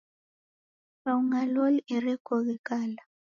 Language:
Taita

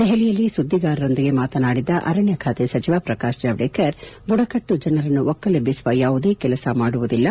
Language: Kannada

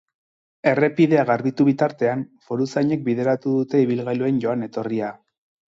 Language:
Basque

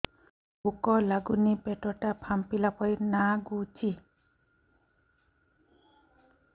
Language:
Odia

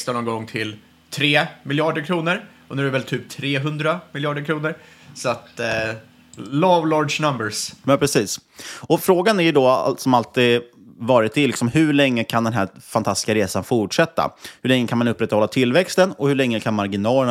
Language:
Swedish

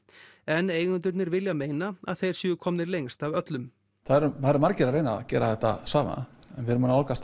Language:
Icelandic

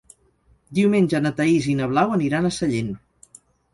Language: Catalan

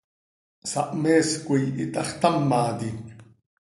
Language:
Seri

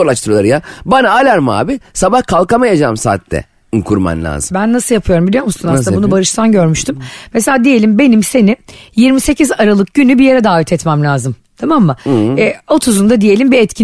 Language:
Turkish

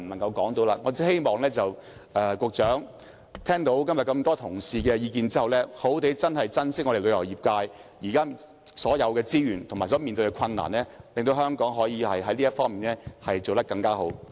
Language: Cantonese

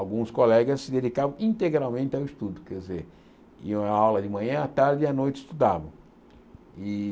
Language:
Portuguese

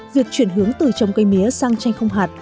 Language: Vietnamese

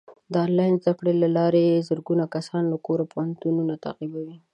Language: Pashto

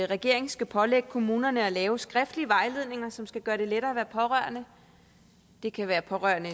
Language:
Danish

